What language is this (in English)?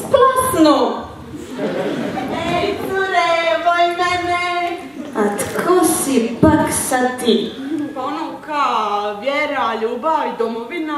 Italian